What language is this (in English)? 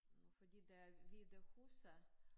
Danish